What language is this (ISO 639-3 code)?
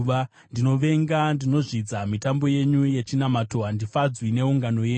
sna